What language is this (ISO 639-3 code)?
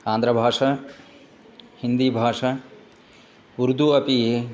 san